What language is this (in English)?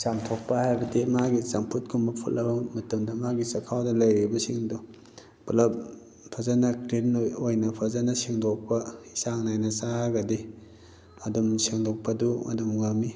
Manipuri